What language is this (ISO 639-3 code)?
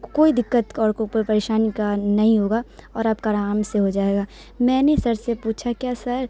urd